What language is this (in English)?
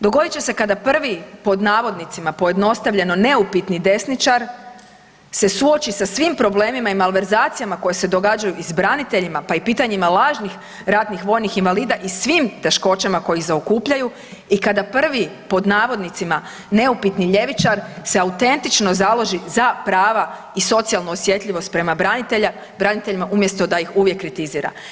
Croatian